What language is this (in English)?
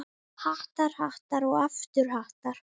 Icelandic